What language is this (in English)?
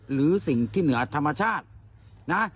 Thai